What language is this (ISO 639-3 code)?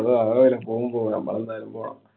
mal